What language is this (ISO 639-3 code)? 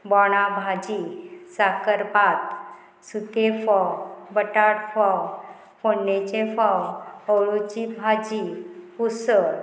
kok